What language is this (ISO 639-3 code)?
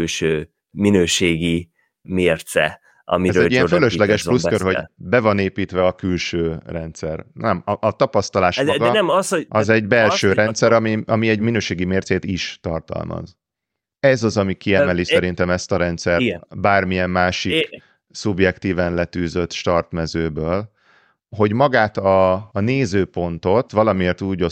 hun